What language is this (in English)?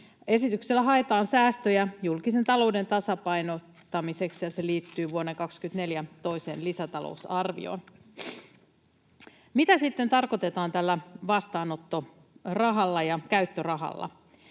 Finnish